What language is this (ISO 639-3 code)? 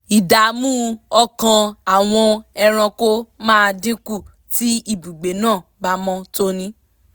yor